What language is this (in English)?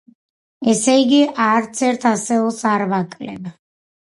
Georgian